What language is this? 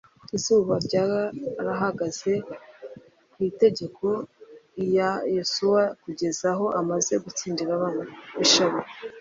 Kinyarwanda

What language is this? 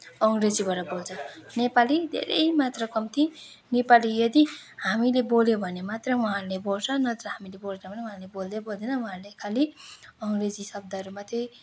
Nepali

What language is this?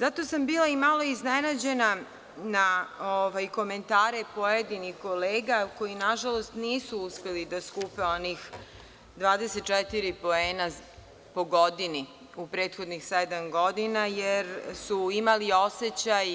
Serbian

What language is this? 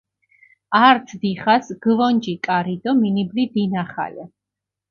Mingrelian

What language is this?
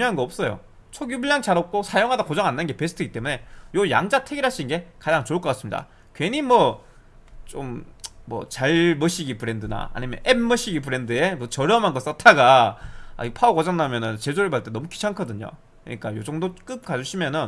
Korean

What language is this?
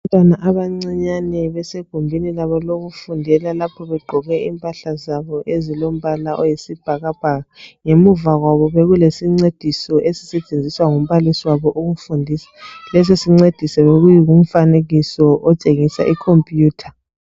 North Ndebele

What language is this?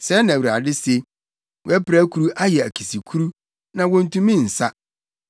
Akan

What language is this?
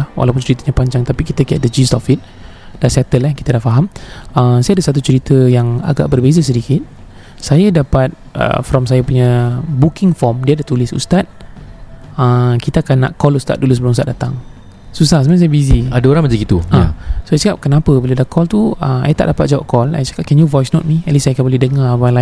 Malay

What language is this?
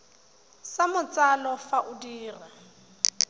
Tswana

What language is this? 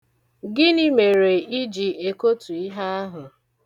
Igbo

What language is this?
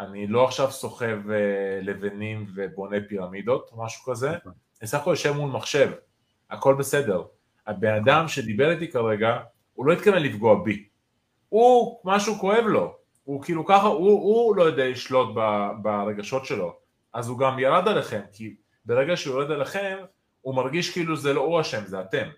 Hebrew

